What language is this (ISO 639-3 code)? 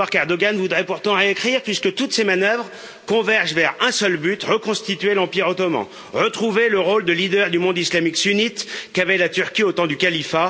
fra